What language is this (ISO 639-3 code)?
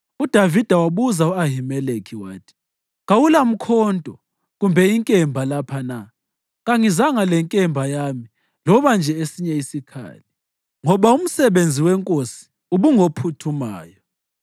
nde